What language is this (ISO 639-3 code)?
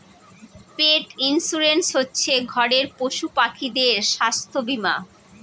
ben